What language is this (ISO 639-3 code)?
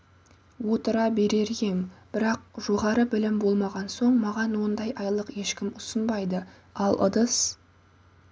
kaz